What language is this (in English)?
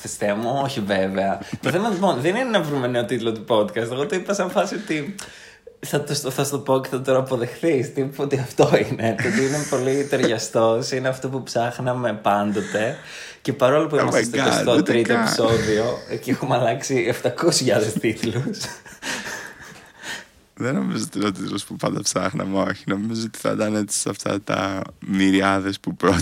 Greek